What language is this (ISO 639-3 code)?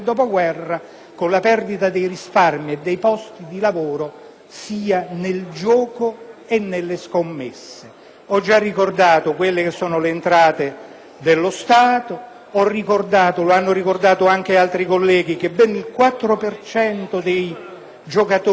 ita